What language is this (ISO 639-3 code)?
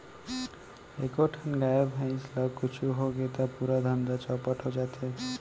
hne